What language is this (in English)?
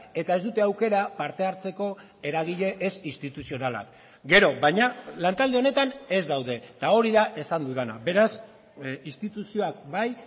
Basque